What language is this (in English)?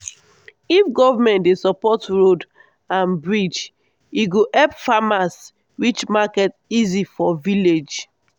Nigerian Pidgin